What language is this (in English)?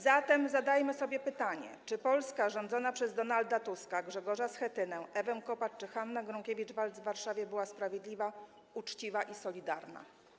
Polish